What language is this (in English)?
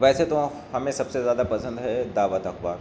Urdu